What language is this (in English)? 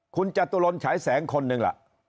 Thai